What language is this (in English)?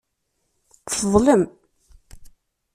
Kabyle